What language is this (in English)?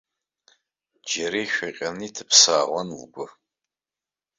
Abkhazian